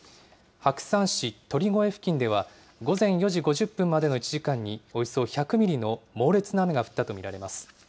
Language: Japanese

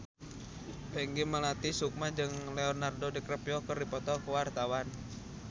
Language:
Sundanese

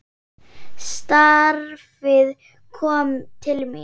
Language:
Icelandic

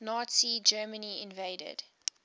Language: English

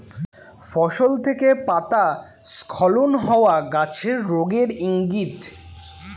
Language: Bangla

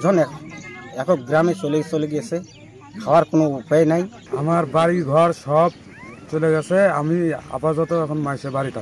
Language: Hindi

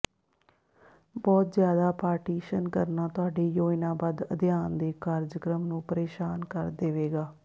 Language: Punjabi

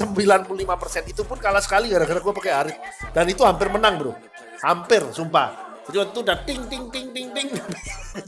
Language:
Indonesian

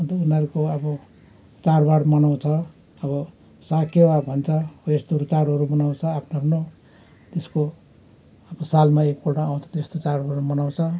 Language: Nepali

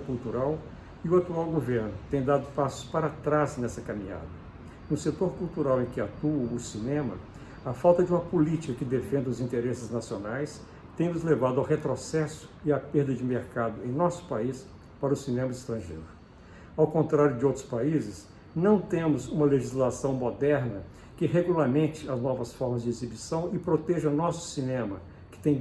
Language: Portuguese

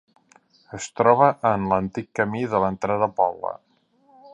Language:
Catalan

